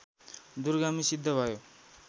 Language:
Nepali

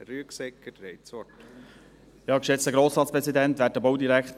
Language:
Swiss German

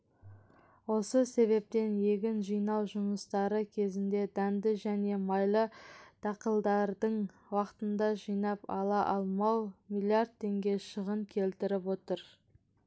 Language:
Kazakh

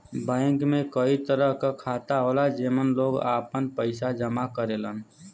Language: Bhojpuri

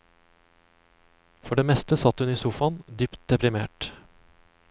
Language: Norwegian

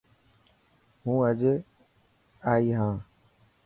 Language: Dhatki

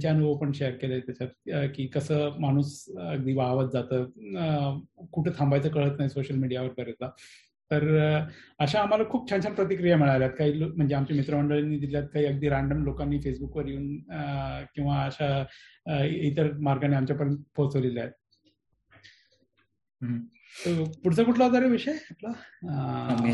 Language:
Marathi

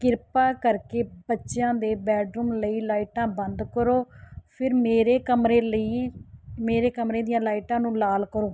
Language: Punjabi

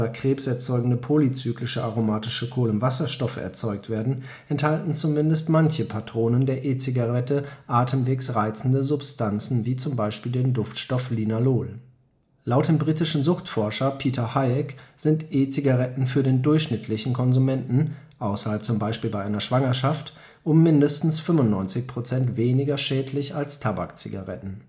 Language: German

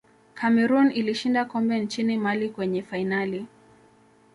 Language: Swahili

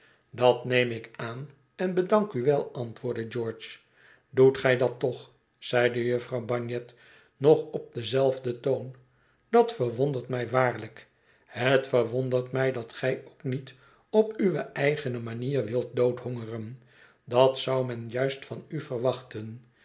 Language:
Dutch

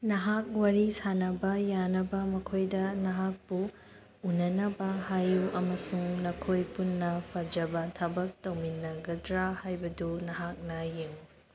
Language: Manipuri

